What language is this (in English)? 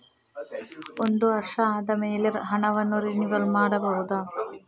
Kannada